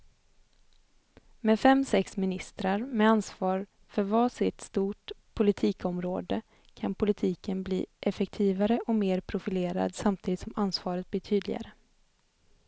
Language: Swedish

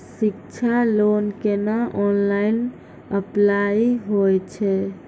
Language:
Maithili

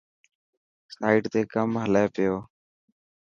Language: Dhatki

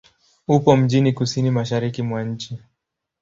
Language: Swahili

